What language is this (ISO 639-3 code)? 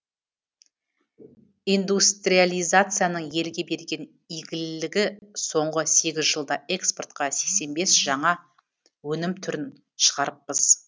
kaz